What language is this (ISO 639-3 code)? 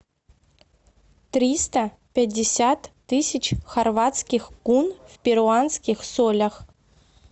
rus